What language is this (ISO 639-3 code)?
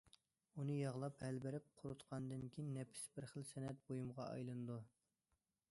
uig